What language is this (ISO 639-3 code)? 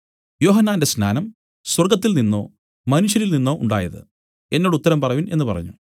mal